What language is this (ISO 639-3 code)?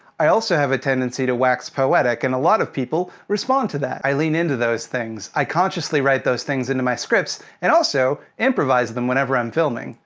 eng